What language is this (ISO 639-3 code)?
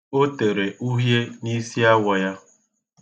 ibo